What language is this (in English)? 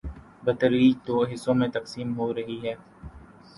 Urdu